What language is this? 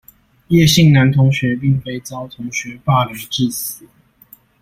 Chinese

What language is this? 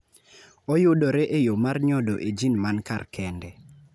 Luo (Kenya and Tanzania)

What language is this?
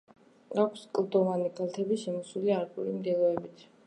Georgian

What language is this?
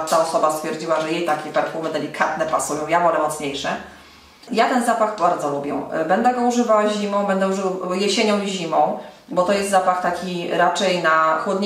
Polish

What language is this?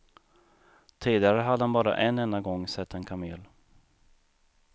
Swedish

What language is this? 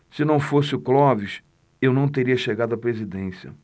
Portuguese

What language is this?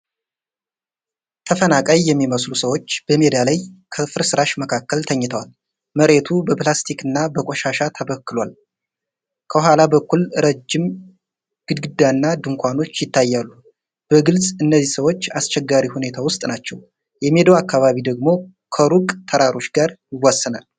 Amharic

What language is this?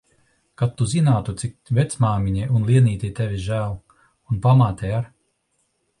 Latvian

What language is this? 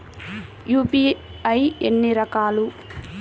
Telugu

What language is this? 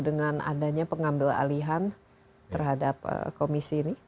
Indonesian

